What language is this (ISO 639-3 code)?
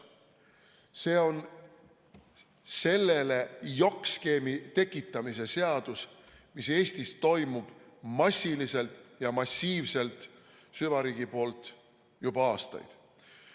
est